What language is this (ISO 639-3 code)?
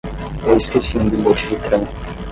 por